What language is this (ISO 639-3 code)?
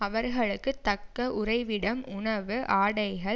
tam